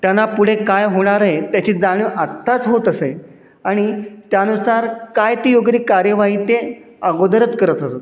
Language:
Marathi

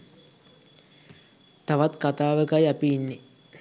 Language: Sinhala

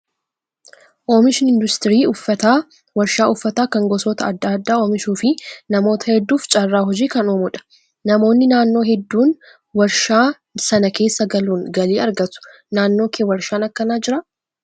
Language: Oromo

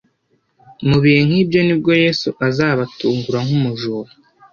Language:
Kinyarwanda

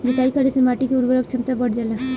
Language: Bhojpuri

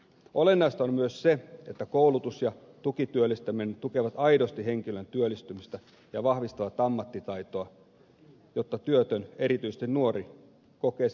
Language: Finnish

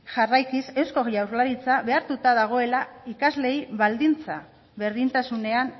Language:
Basque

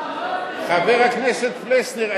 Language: Hebrew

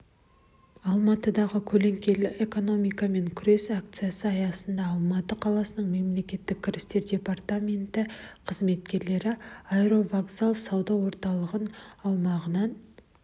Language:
Kazakh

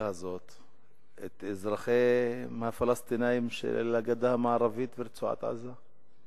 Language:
Hebrew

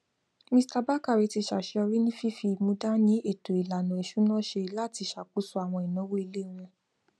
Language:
Yoruba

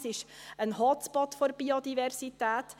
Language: Swiss German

